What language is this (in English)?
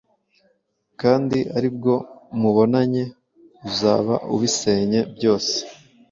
Kinyarwanda